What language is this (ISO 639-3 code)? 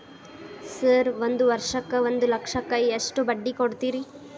kan